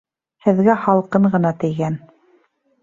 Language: Bashkir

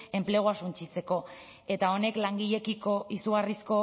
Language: Basque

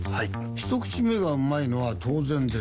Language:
Japanese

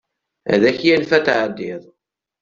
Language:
Kabyle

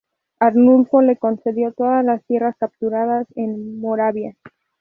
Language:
Spanish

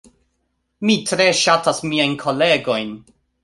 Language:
Esperanto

